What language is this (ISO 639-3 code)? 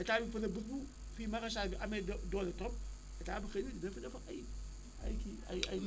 wol